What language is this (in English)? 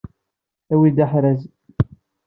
Kabyle